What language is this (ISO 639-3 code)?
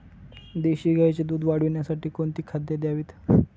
mar